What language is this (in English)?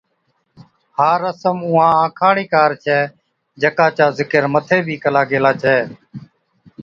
Od